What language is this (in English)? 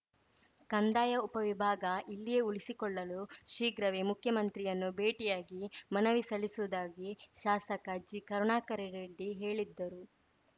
Kannada